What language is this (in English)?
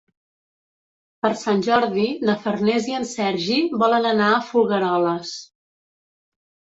Catalan